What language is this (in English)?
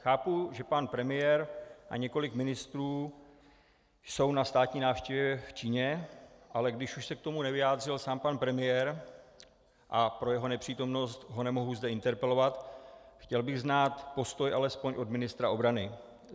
Czech